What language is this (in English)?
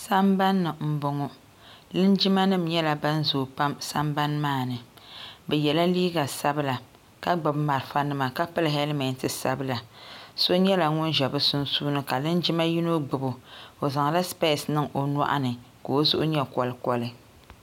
Dagbani